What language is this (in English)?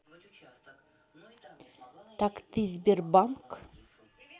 Russian